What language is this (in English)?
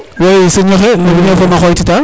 Serer